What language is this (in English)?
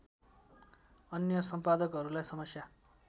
Nepali